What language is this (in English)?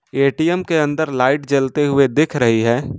Hindi